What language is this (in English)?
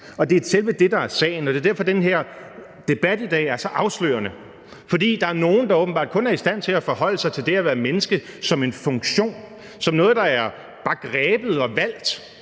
Danish